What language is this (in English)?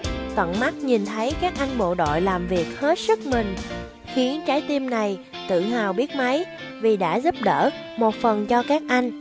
Vietnamese